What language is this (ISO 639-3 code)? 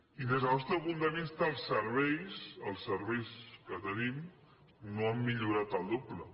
cat